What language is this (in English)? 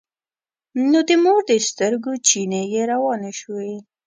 Pashto